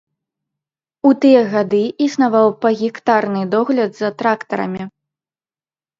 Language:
Belarusian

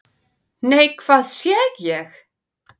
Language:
Icelandic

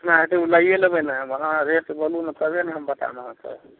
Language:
Maithili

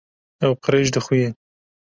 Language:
Kurdish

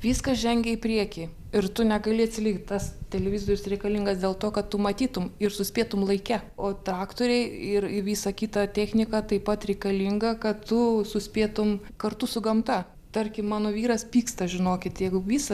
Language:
Lithuanian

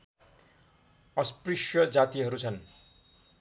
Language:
Nepali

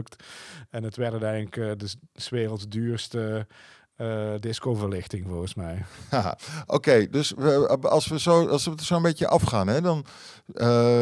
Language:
Dutch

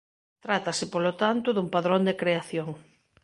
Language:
Galician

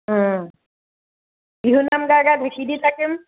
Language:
Assamese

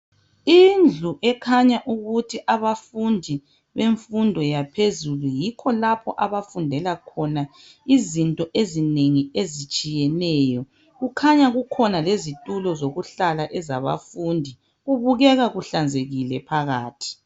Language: North Ndebele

